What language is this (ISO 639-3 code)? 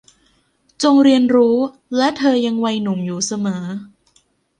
tha